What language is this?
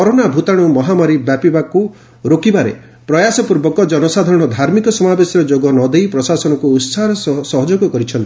Odia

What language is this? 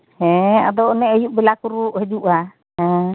Santali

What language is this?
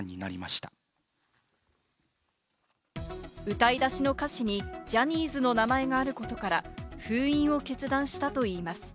Japanese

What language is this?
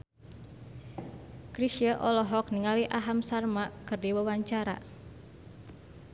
Sundanese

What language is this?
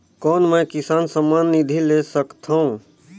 Chhattisgarhi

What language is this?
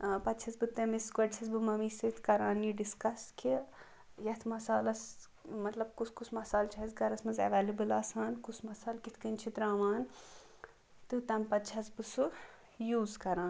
Kashmiri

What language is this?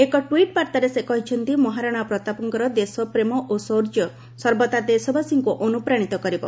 Odia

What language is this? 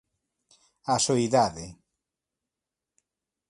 Galician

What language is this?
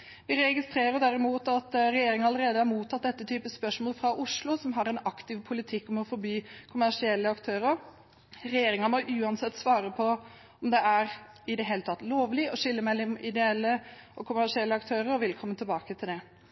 Norwegian Bokmål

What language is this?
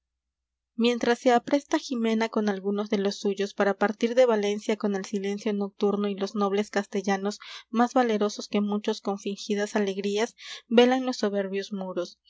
Spanish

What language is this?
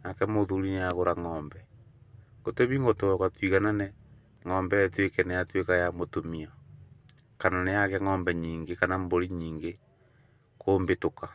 Kikuyu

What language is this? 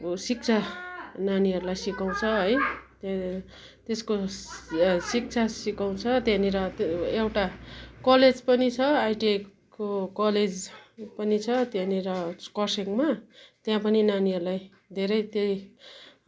Nepali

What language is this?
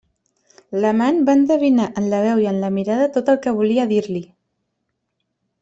Catalan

